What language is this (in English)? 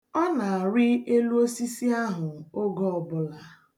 Igbo